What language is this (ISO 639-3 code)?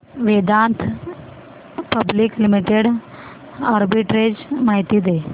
mar